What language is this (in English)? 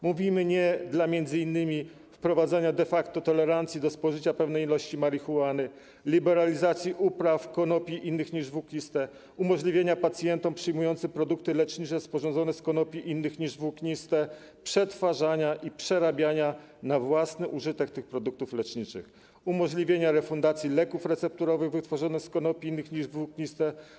Polish